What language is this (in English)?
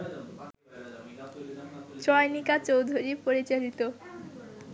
Bangla